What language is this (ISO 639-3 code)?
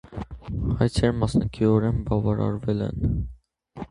hye